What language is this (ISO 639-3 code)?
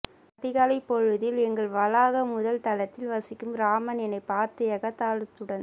tam